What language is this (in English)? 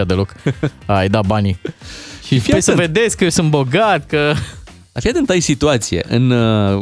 Romanian